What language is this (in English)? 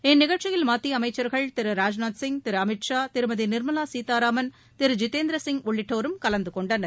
Tamil